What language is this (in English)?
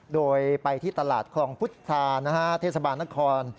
Thai